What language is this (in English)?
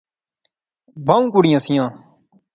Pahari-Potwari